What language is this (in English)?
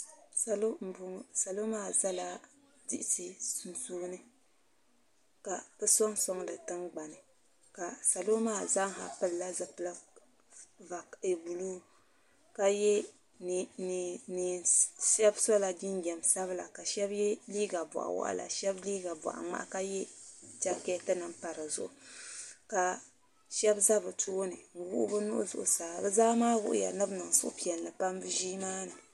Dagbani